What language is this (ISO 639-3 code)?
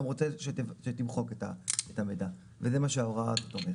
heb